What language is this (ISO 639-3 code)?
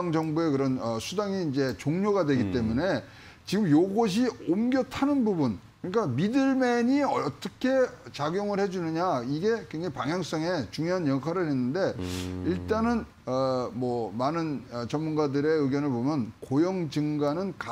kor